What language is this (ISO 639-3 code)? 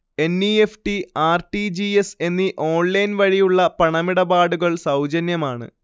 mal